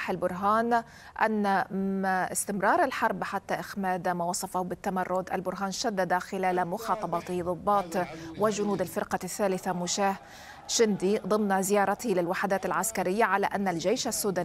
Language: Arabic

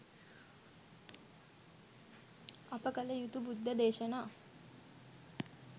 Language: Sinhala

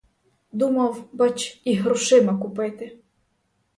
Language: Ukrainian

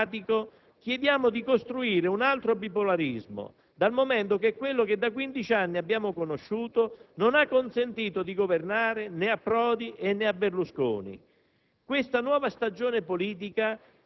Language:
Italian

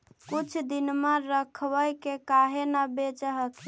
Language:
Magahi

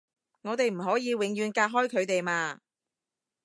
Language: Cantonese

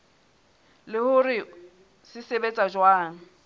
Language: Southern Sotho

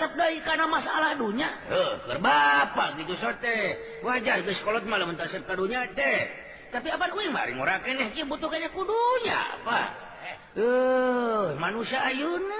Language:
Indonesian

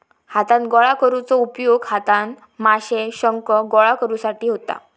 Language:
Marathi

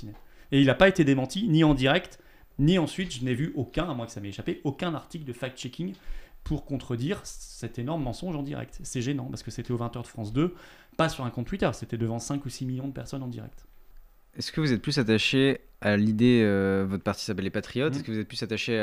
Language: French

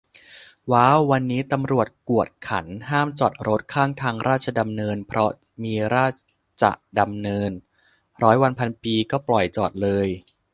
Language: Thai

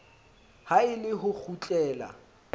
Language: Southern Sotho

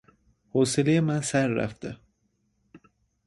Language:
Persian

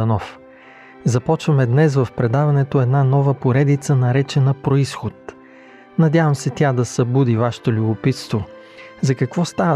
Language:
Bulgarian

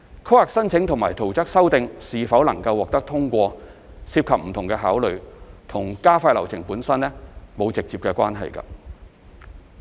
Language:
Cantonese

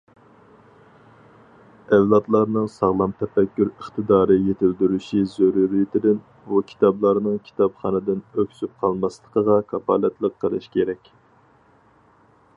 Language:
Uyghur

